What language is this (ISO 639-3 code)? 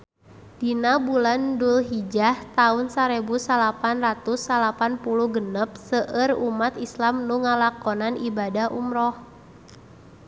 sun